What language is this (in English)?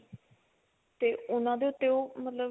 Punjabi